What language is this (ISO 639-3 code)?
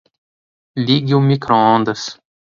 por